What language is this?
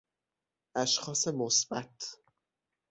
Persian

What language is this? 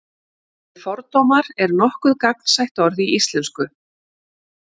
Icelandic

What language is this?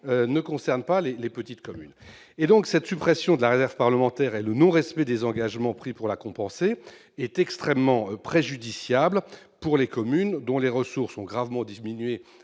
French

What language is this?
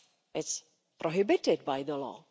English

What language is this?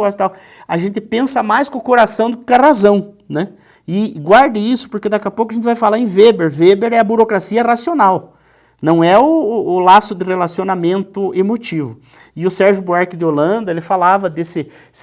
Portuguese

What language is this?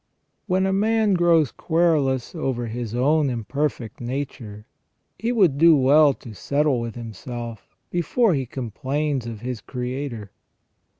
English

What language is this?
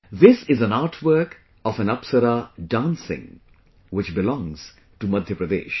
English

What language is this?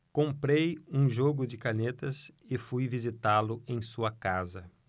Portuguese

